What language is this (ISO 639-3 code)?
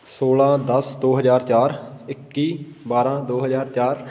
pan